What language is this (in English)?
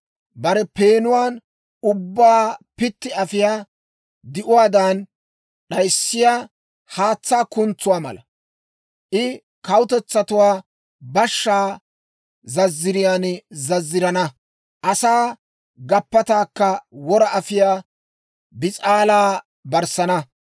Dawro